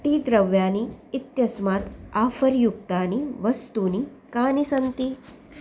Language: Sanskrit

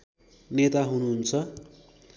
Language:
Nepali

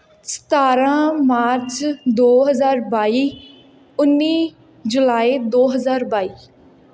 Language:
Punjabi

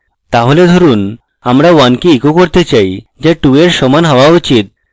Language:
Bangla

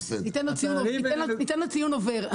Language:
Hebrew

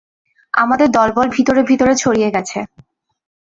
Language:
Bangla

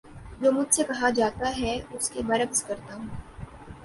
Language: Urdu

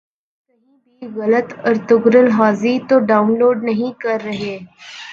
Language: Urdu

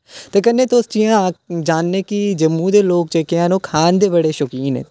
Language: Dogri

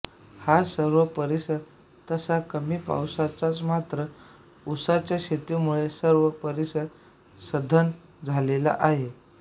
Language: Marathi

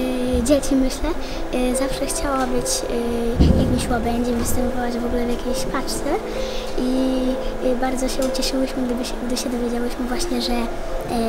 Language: Polish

